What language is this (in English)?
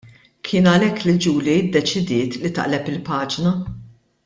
Maltese